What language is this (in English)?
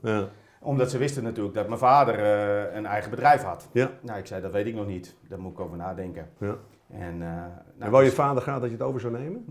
Dutch